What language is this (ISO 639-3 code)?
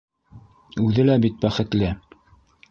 bak